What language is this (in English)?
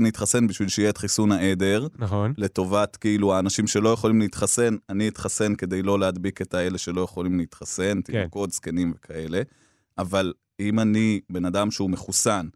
Hebrew